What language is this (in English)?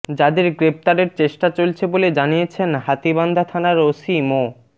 Bangla